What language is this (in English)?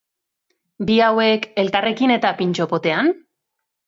Basque